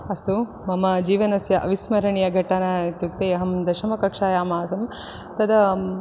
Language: Sanskrit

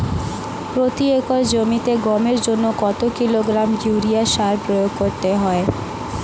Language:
Bangla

